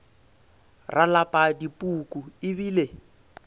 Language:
Northern Sotho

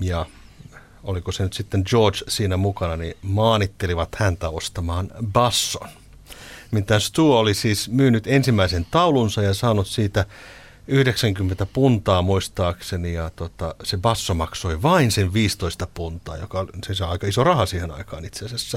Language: Finnish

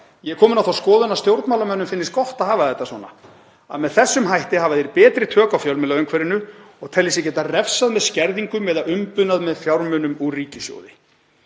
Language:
Icelandic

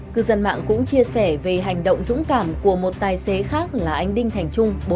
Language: Vietnamese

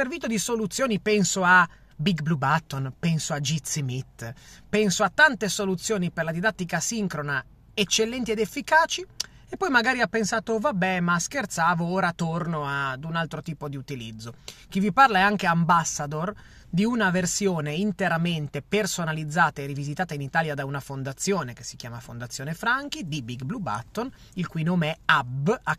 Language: Italian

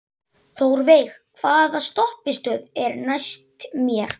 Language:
Icelandic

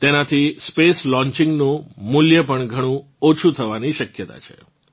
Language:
Gujarati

